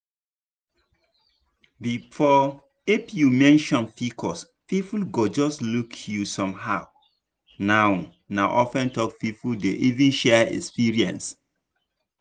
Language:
Nigerian Pidgin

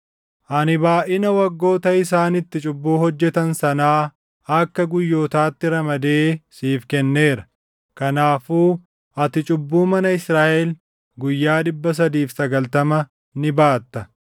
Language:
Oromo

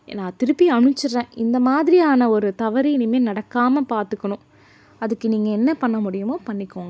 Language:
Tamil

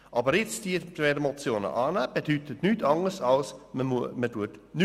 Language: Swiss German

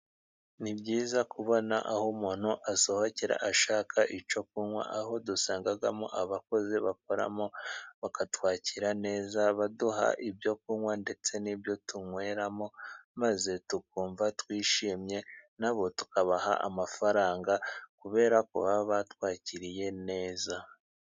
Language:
Kinyarwanda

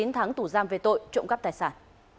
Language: Vietnamese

